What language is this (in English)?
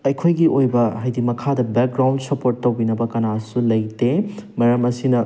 Manipuri